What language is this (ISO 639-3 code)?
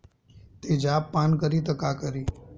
bho